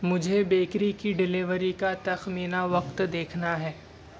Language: Urdu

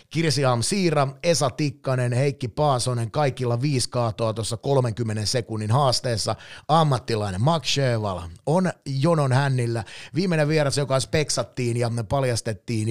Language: Finnish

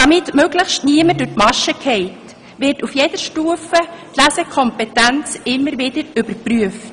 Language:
Swiss German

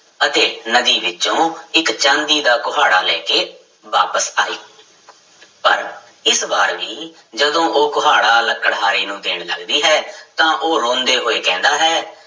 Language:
Punjabi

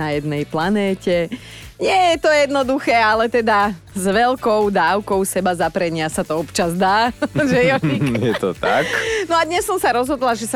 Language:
Slovak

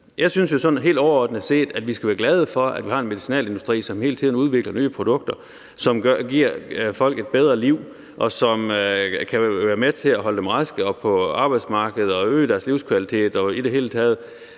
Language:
Danish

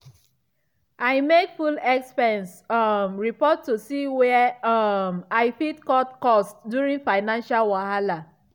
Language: Nigerian Pidgin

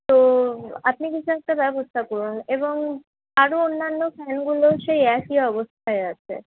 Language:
Bangla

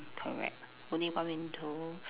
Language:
English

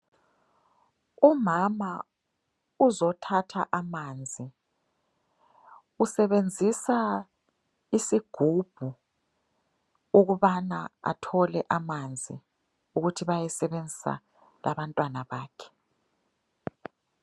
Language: North Ndebele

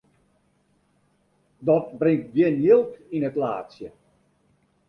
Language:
Western Frisian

